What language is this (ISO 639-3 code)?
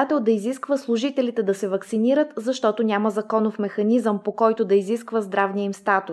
bul